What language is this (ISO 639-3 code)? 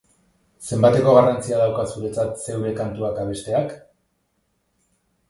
eus